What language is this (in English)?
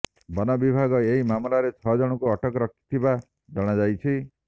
Odia